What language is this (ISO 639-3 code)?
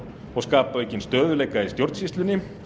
isl